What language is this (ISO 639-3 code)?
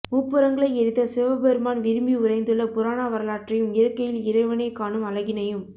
tam